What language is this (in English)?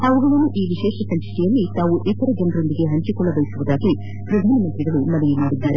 Kannada